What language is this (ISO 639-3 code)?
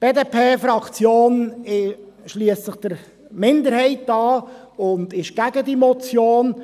gsw